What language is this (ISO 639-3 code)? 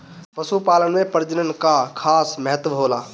bho